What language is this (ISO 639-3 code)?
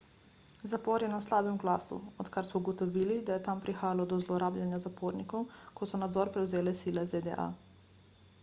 slv